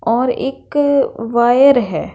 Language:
Hindi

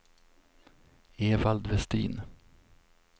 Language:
Swedish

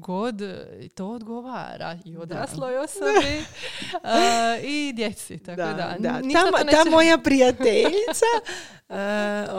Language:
Croatian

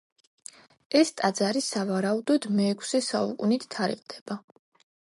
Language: Georgian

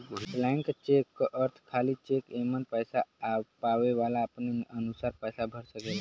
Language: Bhojpuri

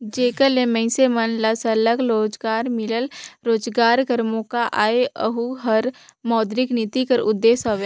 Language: Chhattisgarhi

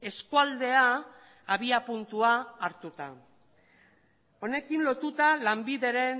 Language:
Basque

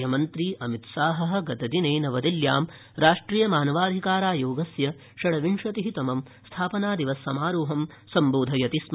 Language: Sanskrit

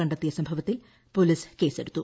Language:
Malayalam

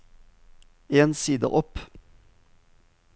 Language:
Norwegian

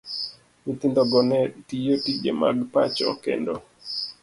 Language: Luo (Kenya and Tanzania)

